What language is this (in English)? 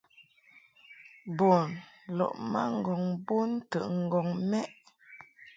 Mungaka